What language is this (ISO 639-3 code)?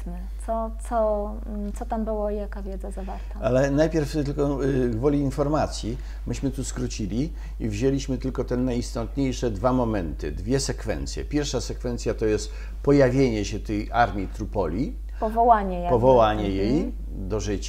pol